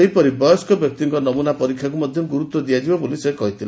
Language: Odia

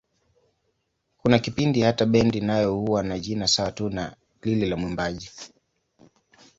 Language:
Swahili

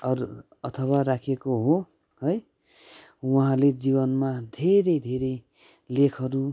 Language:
Nepali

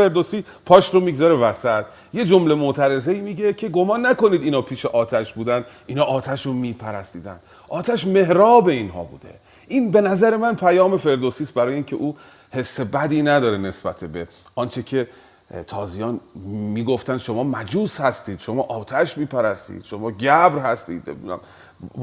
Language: Persian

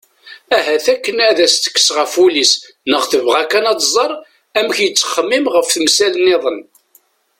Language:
Kabyle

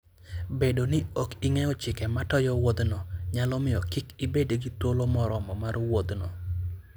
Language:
Luo (Kenya and Tanzania)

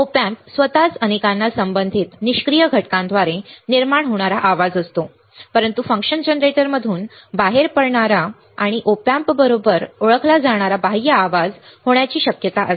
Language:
Marathi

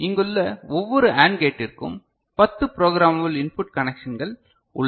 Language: Tamil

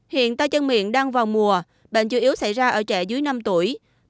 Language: Vietnamese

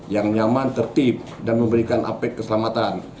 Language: Indonesian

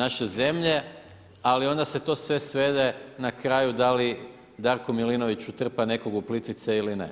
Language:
Croatian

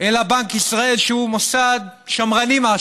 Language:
Hebrew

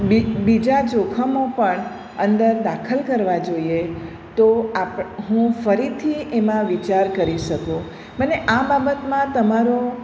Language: Gujarati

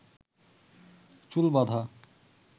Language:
Bangla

